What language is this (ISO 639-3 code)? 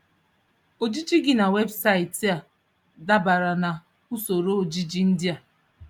ibo